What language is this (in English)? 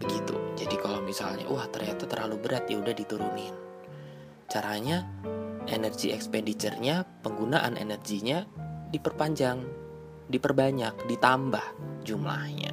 Indonesian